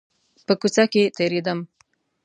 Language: Pashto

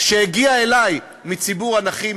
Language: Hebrew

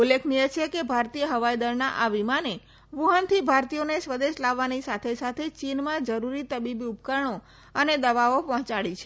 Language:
Gujarati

